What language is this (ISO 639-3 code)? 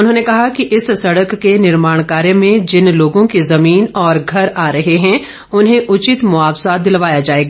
hin